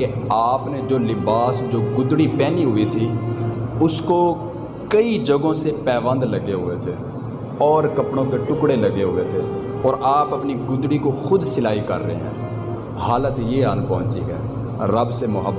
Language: Urdu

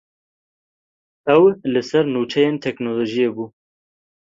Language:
Kurdish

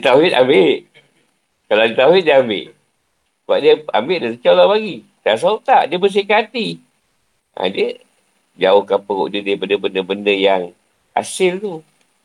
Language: Malay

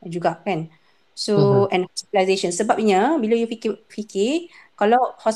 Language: Malay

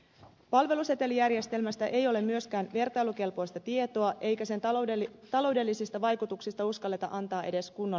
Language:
Finnish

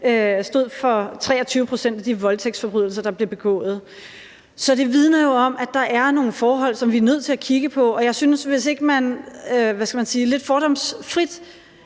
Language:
Danish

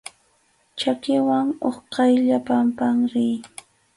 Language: Arequipa-La Unión Quechua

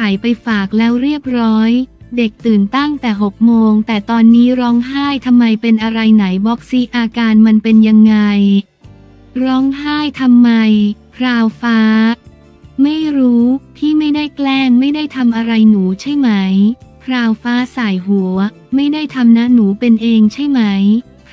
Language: Thai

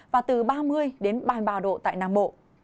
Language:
Vietnamese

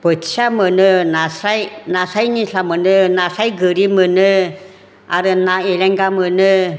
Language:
Bodo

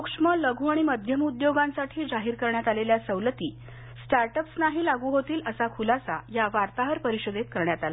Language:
Marathi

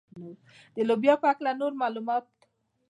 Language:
Pashto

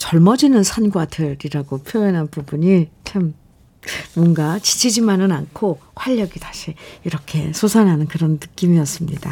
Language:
Korean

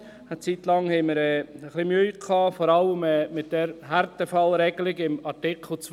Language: Swiss German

